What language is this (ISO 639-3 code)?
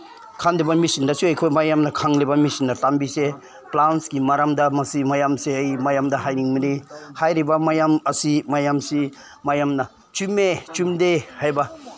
mni